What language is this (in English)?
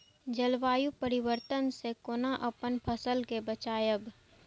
Maithili